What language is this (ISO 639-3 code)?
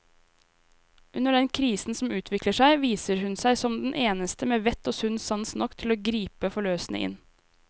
nor